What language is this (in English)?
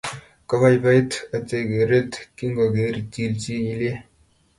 Kalenjin